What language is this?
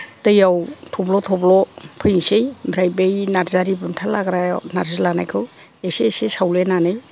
Bodo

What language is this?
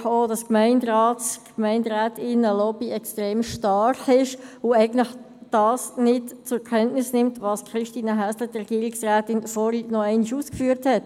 Swiss German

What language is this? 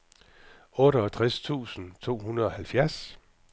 Danish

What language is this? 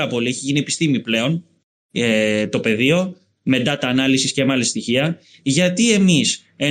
Greek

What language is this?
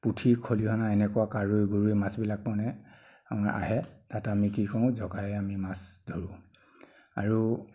Assamese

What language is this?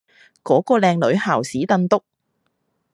Cantonese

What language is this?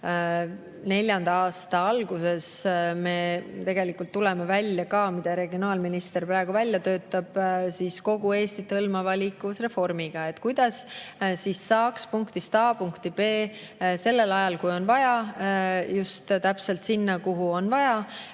Estonian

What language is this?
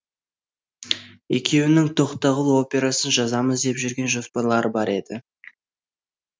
Kazakh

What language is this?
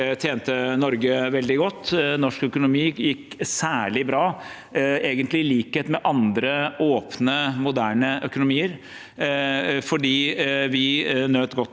Norwegian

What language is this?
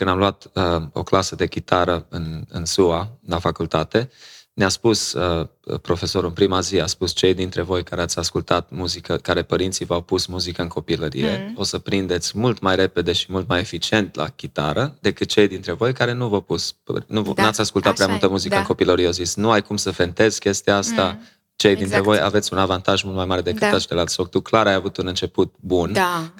Romanian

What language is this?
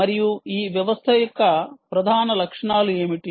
Telugu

